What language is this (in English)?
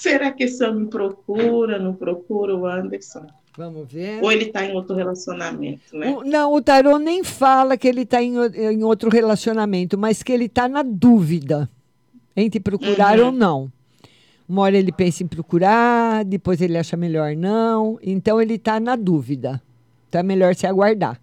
Portuguese